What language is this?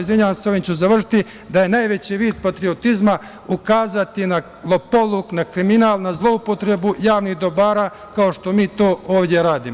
Serbian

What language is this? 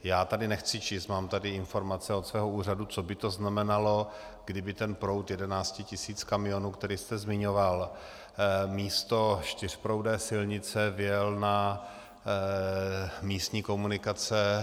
Czech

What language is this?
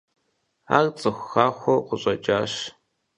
Kabardian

